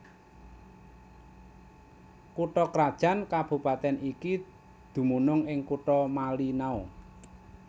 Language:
Javanese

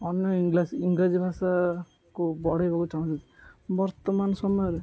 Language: Odia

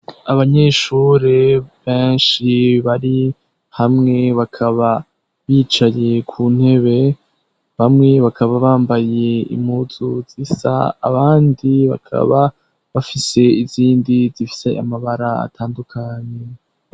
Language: Rundi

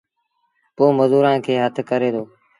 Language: Sindhi Bhil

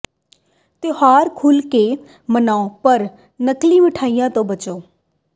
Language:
Punjabi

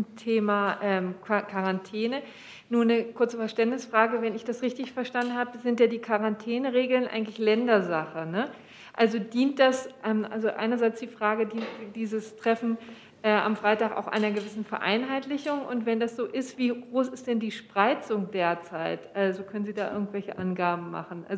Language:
German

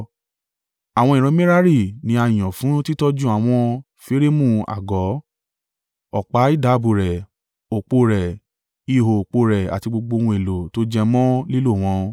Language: Yoruba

